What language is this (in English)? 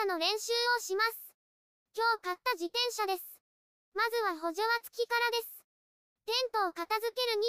Japanese